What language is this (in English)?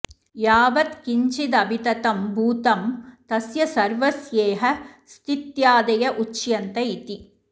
Sanskrit